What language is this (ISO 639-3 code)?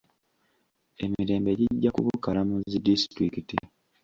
lug